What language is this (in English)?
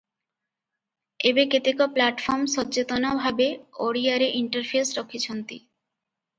Odia